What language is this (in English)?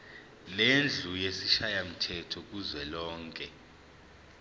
Zulu